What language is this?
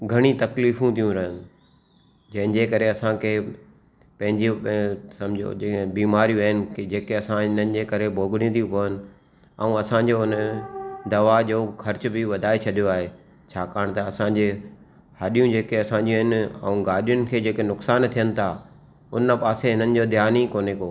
Sindhi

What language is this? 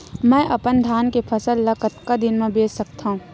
Chhattisgarhi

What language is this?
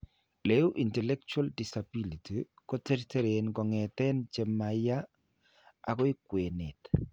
Kalenjin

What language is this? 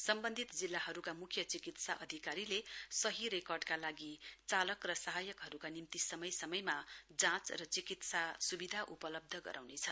Nepali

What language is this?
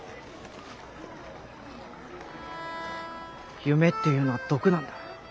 Japanese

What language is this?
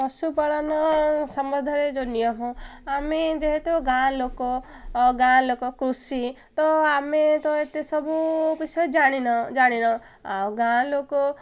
Odia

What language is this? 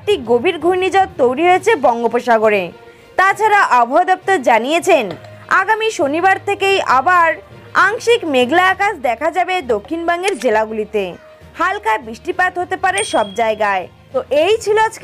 Turkish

